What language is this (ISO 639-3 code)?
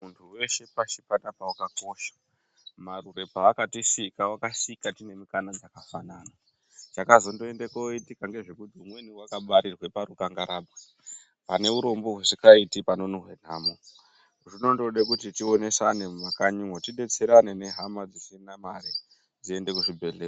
ndc